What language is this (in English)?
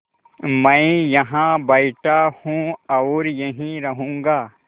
Hindi